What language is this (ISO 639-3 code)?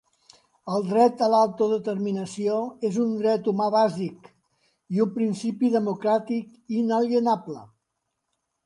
cat